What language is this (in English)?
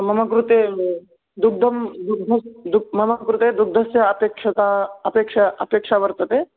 Sanskrit